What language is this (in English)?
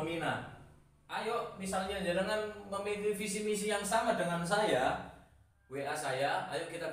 Indonesian